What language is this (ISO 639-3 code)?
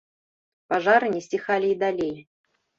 bel